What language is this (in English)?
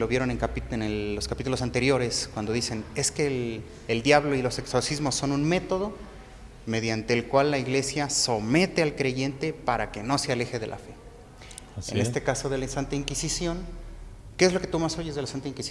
Spanish